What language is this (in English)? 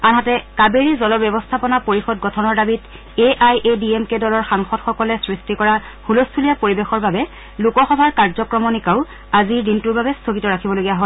Assamese